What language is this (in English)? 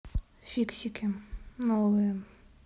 Russian